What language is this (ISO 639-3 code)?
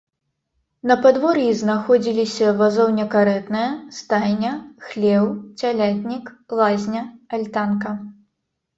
bel